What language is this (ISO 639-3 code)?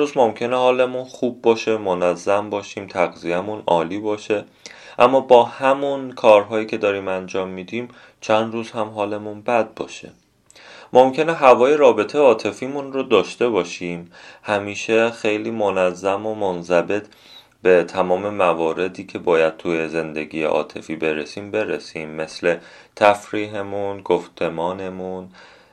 fas